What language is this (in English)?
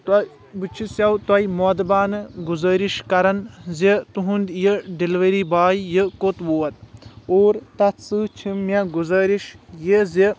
Kashmiri